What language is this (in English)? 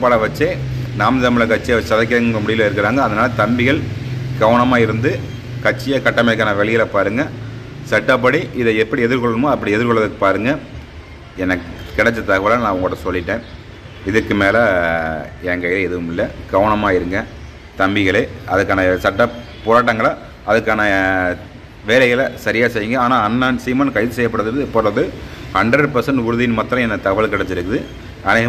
Tamil